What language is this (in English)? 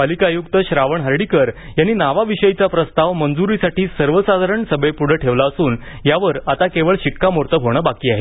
Marathi